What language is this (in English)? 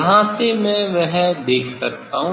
Hindi